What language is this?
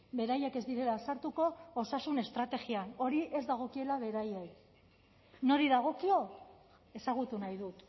Basque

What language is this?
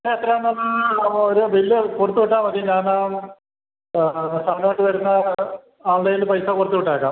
Malayalam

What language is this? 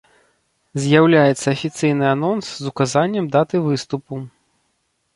Belarusian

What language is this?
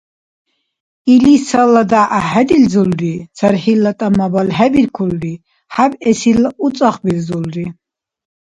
Dargwa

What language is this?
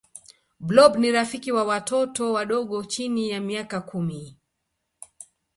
Swahili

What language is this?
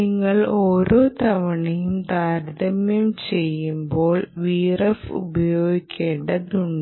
Malayalam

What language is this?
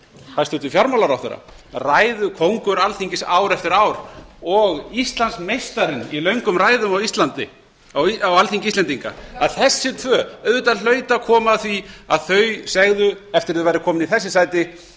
Icelandic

